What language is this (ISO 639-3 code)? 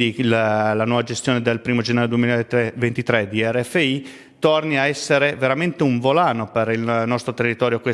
ita